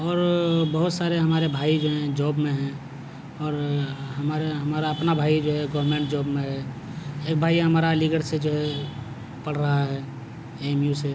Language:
Urdu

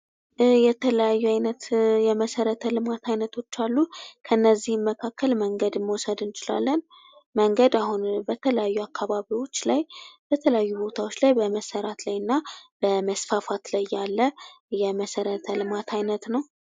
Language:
Amharic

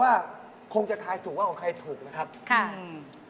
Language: Thai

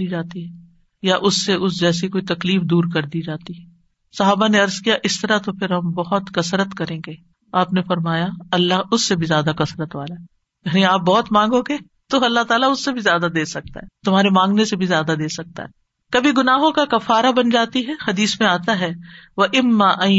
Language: Urdu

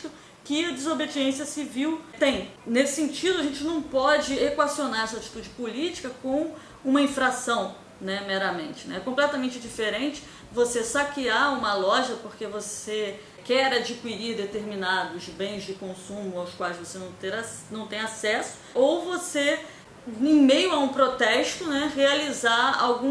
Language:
Portuguese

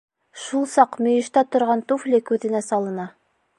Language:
Bashkir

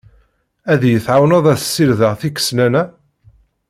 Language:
Kabyle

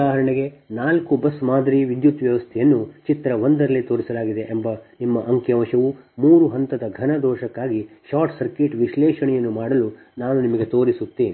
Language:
Kannada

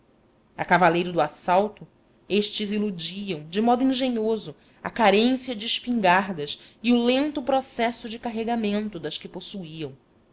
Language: Portuguese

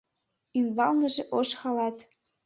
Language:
Mari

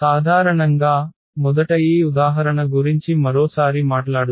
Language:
Telugu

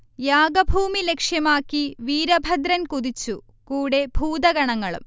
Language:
Malayalam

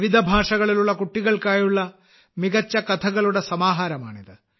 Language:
Malayalam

